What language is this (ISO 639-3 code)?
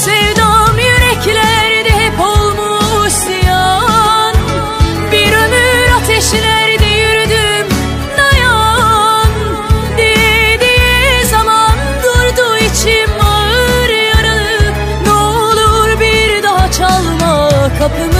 tur